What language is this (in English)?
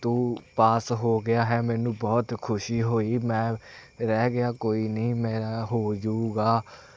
Punjabi